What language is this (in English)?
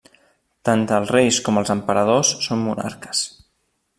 Catalan